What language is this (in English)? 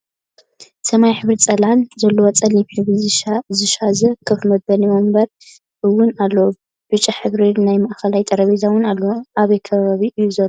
Tigrinya